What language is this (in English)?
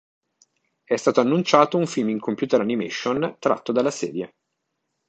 Italian